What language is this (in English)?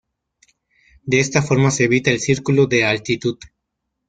Spanish